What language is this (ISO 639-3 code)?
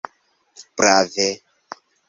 epo